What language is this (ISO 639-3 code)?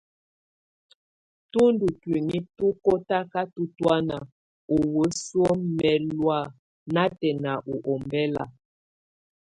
tvu